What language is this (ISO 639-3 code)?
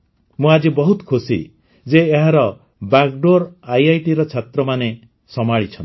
ori